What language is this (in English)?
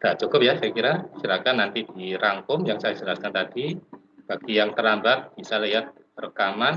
Indonesian